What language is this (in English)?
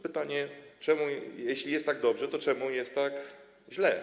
Polish